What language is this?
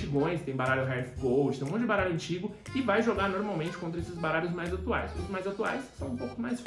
Portuguese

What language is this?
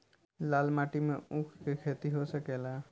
Bhojpuri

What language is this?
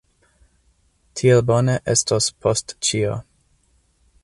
Esperanto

